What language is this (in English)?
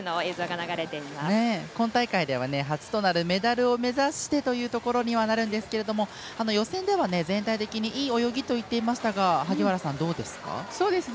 Japanese